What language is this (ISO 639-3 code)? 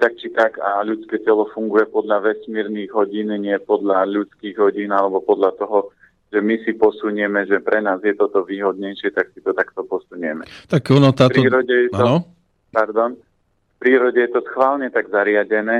slk